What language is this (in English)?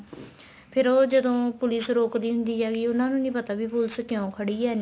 Punjabi